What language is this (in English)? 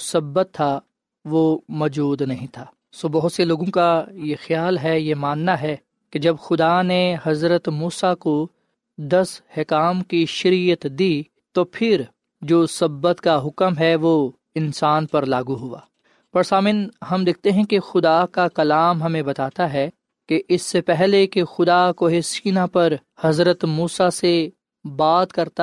Urdu